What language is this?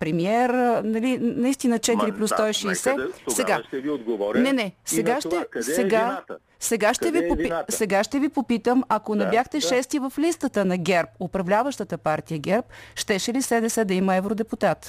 Bulgarian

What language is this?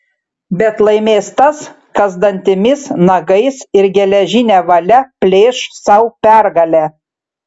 Lithuanian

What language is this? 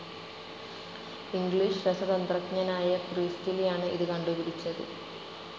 Malayalam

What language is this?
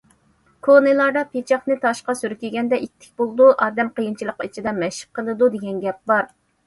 Uyghur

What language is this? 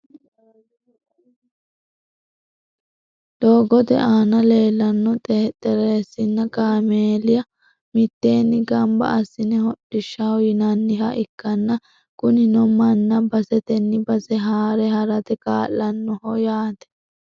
Sidamo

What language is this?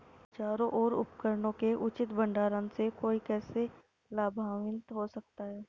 Hindi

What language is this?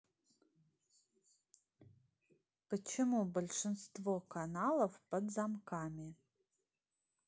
Russian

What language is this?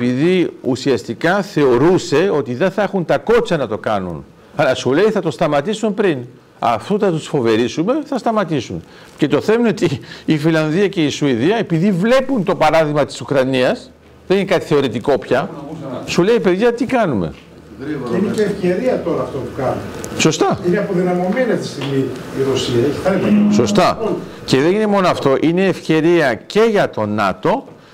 Greek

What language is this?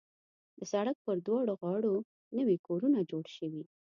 Pashto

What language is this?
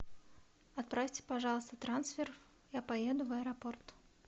Russian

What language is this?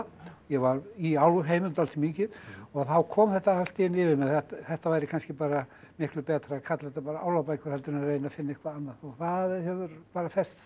Icelandic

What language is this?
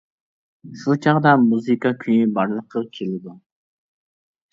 Uyghur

